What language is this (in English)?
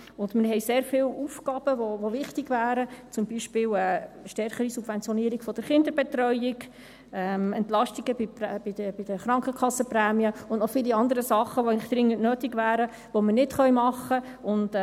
Swiss German